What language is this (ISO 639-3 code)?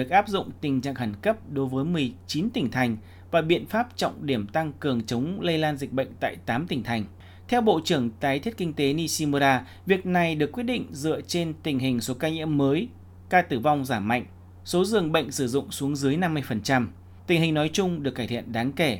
vie